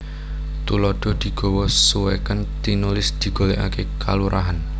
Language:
Javanese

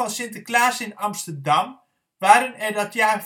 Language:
Dutch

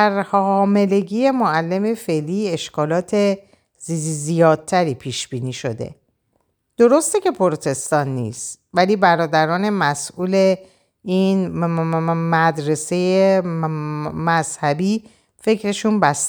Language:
Persian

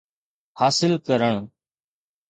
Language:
Sindhi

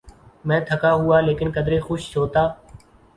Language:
Urdu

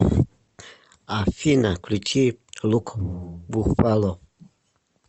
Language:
Russian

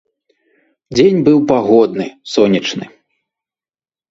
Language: Belarusian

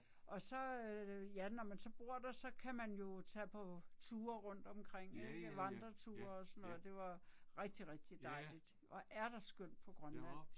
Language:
Danish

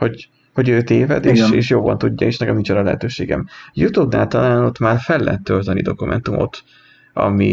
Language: Hungarian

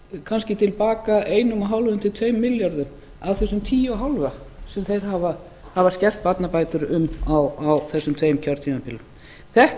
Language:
Icelandic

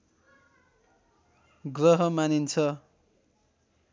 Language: Nepali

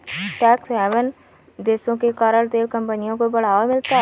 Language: Hindi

